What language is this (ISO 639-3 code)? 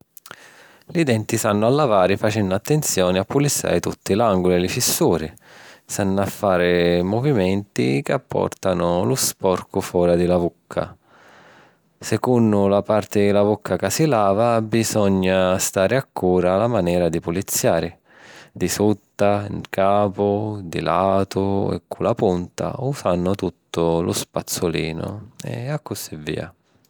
scn